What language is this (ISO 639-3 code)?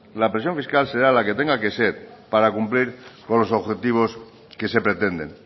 spa